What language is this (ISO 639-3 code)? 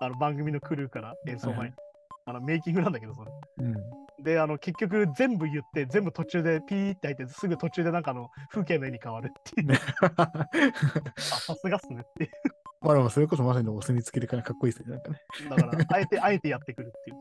jpn